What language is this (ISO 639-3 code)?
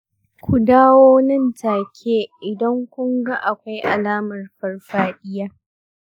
hau